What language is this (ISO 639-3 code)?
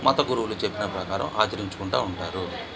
tel